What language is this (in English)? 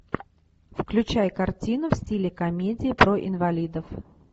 Russian